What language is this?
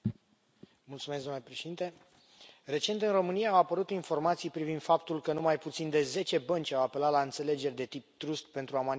Romanian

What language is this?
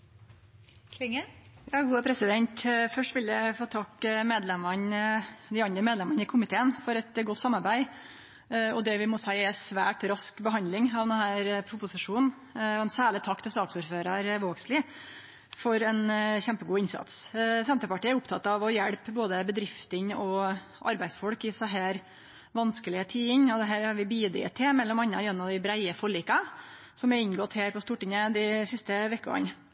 Norwegian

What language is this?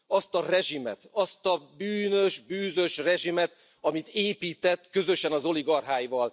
Hungarian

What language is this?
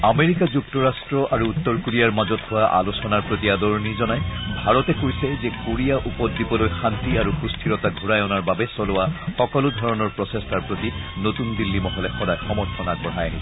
Assamese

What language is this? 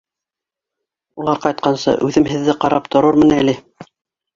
Bashkir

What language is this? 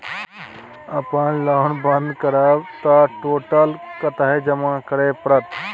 Maithili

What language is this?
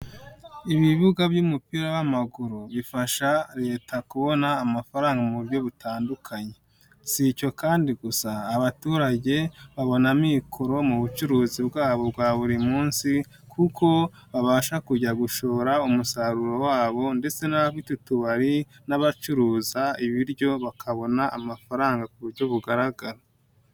Kinyarwanda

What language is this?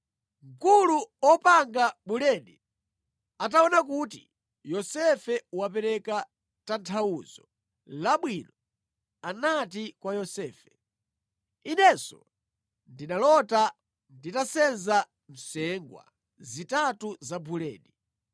Nyanja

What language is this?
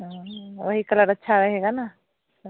Hindi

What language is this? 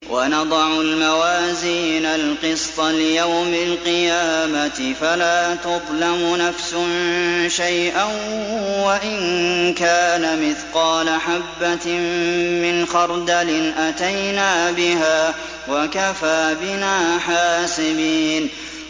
Arabic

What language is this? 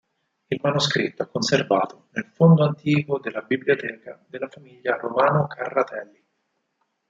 Italian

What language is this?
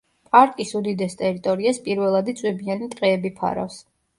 Georgian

